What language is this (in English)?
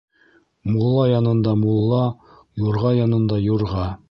Bashkir